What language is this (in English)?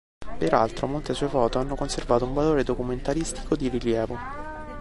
Italian